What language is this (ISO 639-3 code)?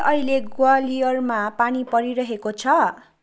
nep